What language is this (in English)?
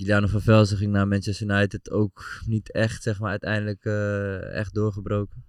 Dutch